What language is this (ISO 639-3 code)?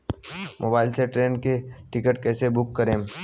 bho